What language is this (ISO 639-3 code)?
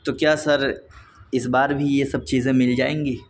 urd